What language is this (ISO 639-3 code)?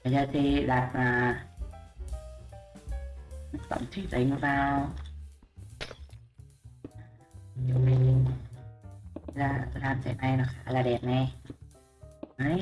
vie